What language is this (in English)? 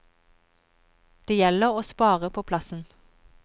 Norwegian